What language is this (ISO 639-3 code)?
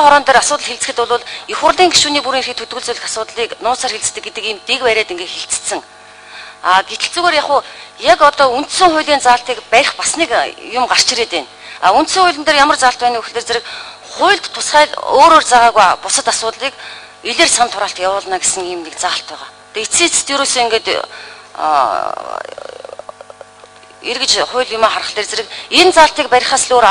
tur